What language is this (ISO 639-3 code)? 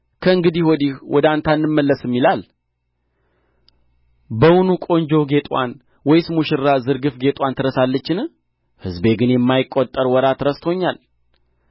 amh